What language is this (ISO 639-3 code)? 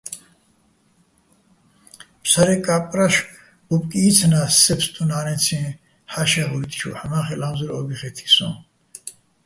bbl